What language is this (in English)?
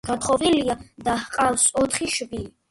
Georgian